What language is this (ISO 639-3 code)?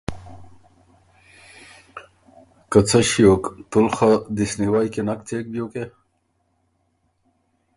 oru